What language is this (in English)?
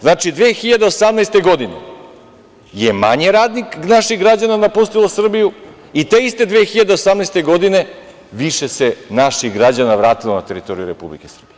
Serbian